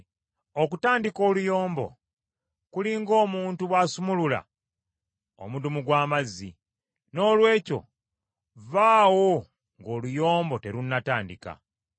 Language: Ganda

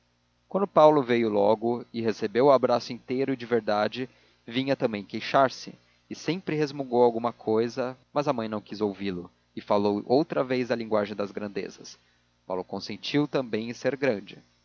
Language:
Portuguese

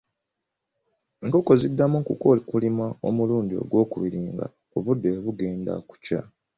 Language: Ganda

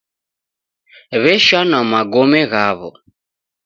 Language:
Taita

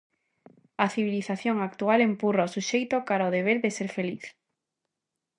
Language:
Galician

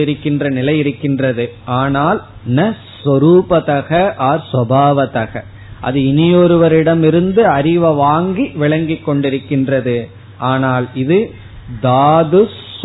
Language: Tamil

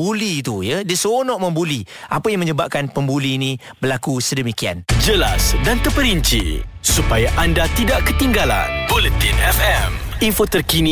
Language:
Malay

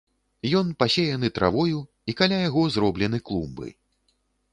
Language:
Belarusian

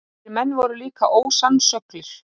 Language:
Icelandic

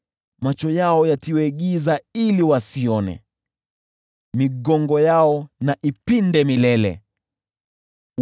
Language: Swahili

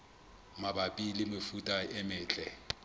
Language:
Southern Sotho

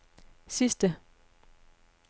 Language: Danish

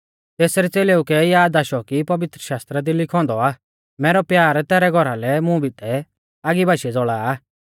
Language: Mahasu Pahari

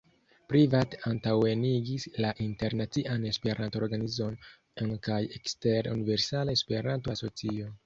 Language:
Esperanto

